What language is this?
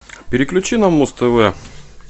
Russian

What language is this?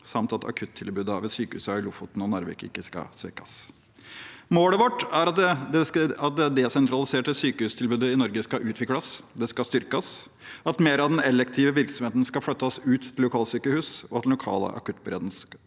Norwegian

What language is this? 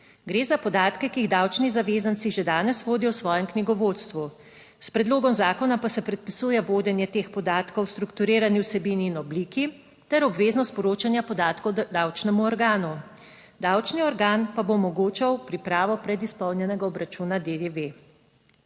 Slovenian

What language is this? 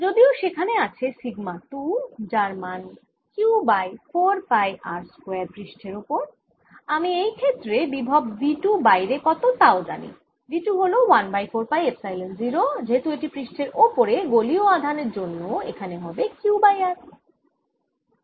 Bangla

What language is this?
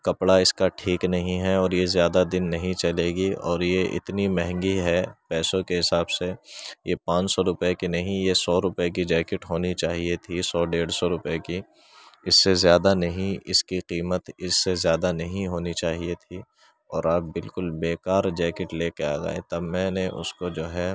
Urdu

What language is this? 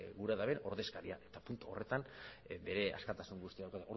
Basque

